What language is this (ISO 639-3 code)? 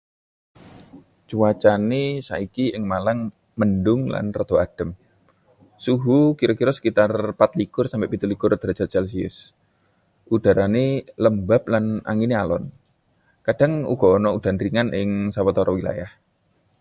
jav